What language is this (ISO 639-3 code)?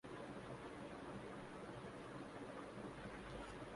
urd